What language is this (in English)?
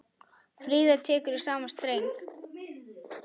Icelandic